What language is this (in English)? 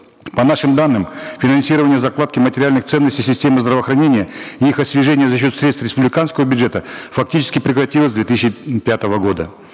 Kazakh